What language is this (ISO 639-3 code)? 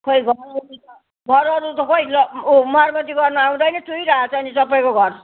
nep